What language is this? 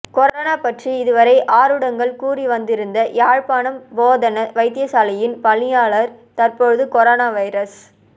Tamil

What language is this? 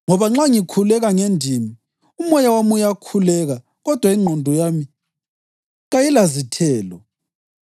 North Ndebele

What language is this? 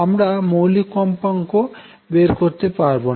Bangla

